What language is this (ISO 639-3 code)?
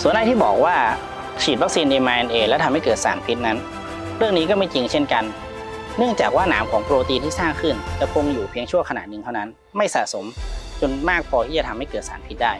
tha